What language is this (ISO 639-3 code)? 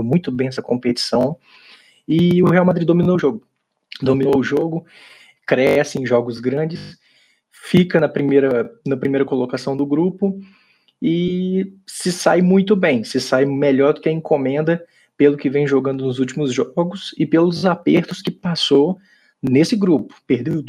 por